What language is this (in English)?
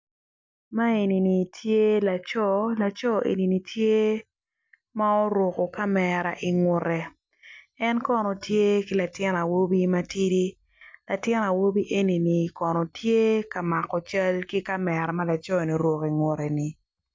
Acoli